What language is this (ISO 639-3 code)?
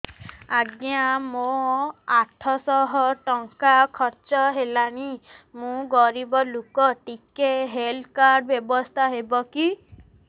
ori